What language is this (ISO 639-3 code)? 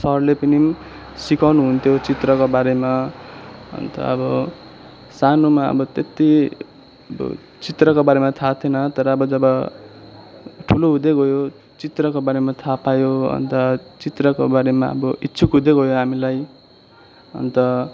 nep